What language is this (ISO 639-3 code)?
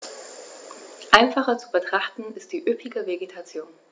deu